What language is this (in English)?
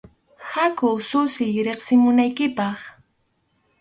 Arequipa-La Unión Quechua